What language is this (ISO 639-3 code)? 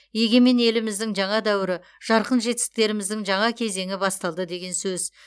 kaz